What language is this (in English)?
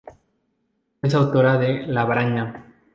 Spanish